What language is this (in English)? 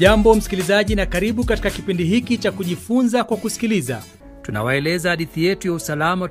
Swahili